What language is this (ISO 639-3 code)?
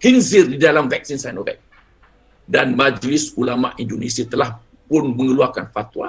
msa